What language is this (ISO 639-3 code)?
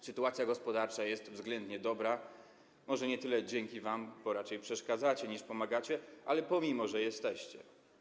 pol